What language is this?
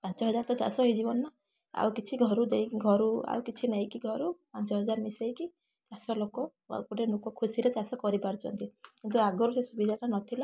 Odia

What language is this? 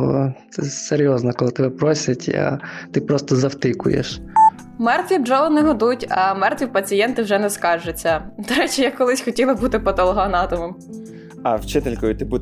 Ukrainian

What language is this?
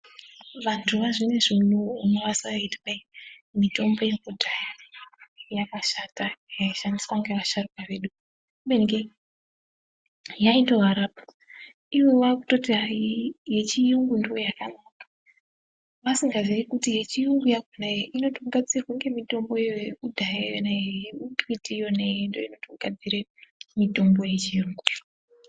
Ndau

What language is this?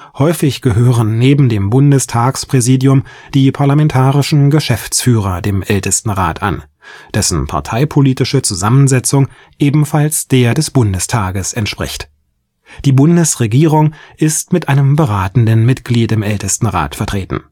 German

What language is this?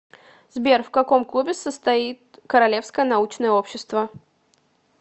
Russian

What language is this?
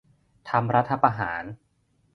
Thai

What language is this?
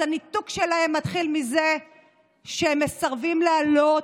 Hebrew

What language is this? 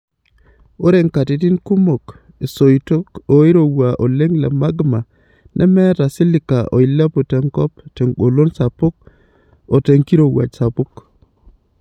Masai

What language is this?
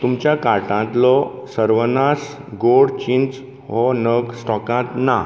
Konkani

